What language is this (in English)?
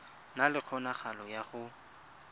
Tswana